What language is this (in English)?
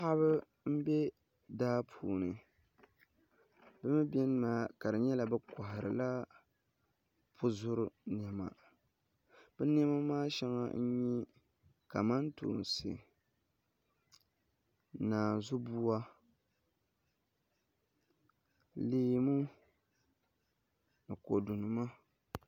Dagbani